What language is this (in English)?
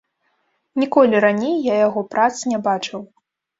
Belarusian